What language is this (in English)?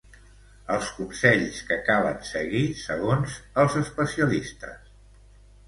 Catalan